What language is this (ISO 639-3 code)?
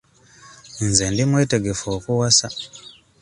lug